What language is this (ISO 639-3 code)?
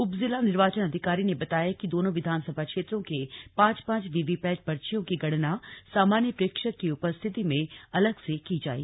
hin